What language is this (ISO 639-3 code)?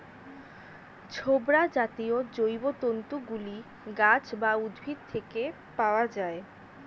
ben